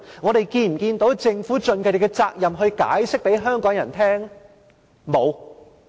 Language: Cantonese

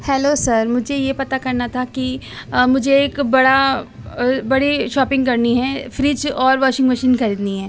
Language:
Urdu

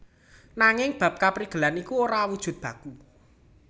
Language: Javanese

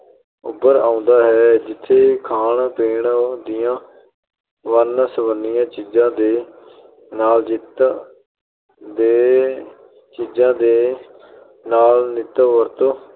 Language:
Punjabi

